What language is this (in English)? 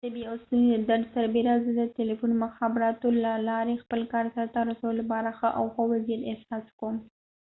Pashto